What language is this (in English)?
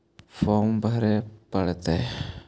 Magahi